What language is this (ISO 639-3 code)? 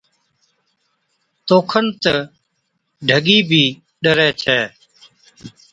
odk